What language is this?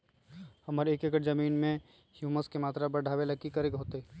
Magahi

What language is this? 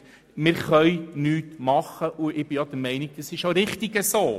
Swiss German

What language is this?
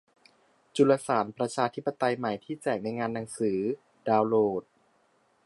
Thai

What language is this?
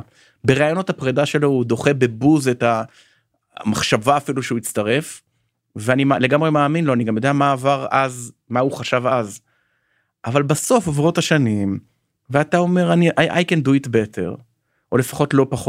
Hebrew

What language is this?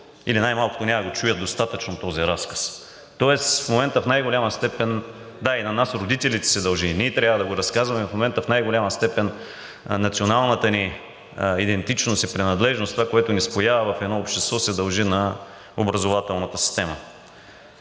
Bulgarian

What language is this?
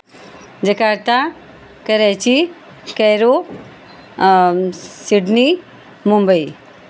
Hindi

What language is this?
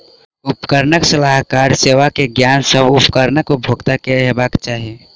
Maithili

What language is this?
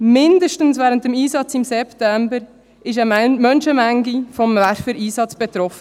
Swiss German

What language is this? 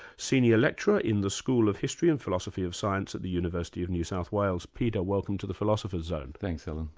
English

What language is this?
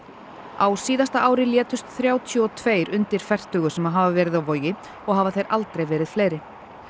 Icelandic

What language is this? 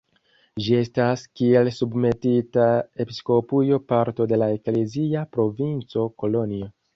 Esperanto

